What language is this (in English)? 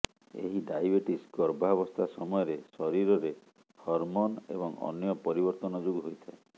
Odia